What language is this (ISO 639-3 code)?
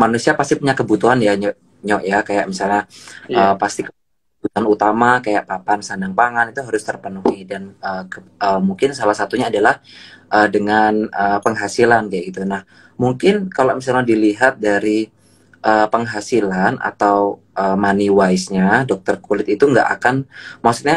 ind